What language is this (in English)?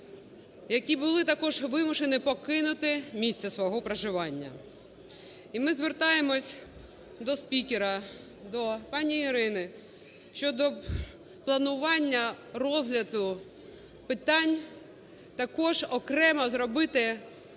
Ukrainian